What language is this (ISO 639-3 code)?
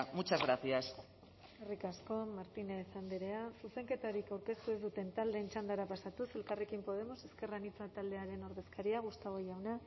eus